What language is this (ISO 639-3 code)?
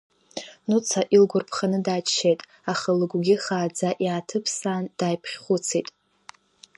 abk